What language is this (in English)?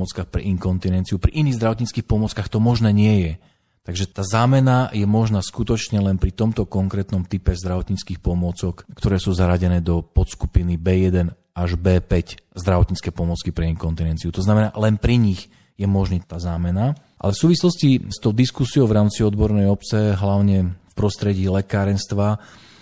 Slovak